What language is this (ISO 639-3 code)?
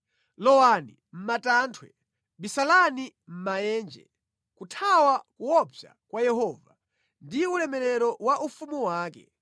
nya